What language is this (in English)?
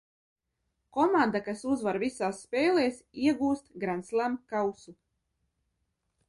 Latvian